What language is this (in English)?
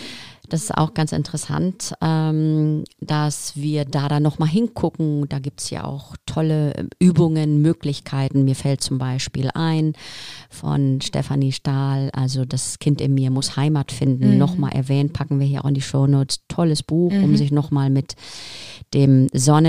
German